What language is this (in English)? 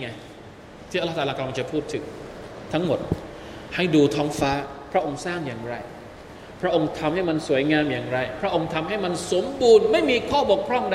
Thai